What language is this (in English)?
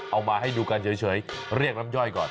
Thai